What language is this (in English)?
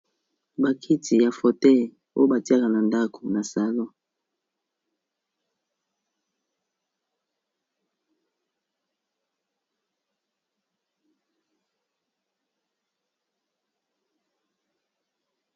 Lingala